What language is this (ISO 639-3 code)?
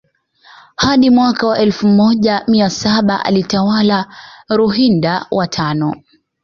swa